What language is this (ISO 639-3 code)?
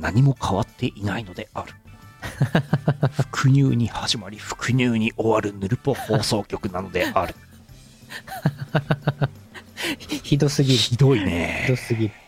jpn